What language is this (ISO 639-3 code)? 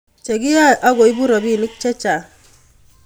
kln